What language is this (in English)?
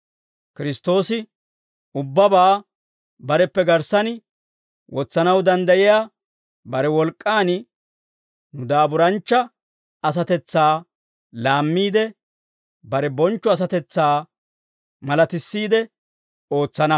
Dawro